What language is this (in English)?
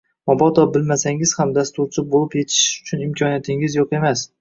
Uzbek